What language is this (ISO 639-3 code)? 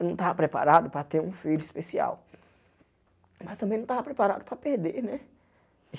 por